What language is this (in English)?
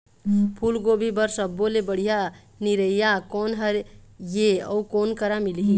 Chhattisgarhi